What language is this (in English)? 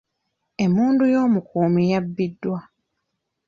Ganda